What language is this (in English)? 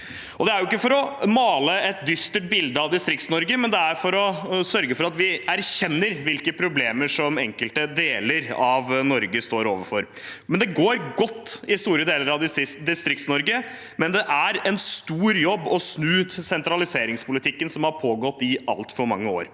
Norwegian